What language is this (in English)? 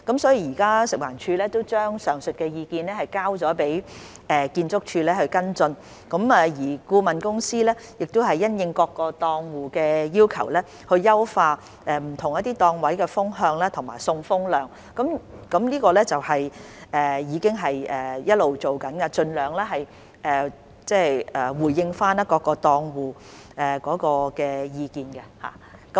Cantonese